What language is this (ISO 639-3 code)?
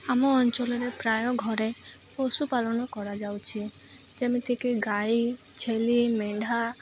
ori